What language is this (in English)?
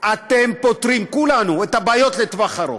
Hebrew